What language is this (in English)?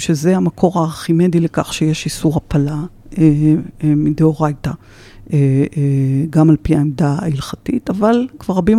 Hebrew